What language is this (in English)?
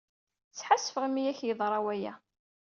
Kabyle